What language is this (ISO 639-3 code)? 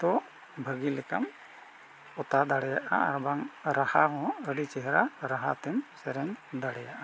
sat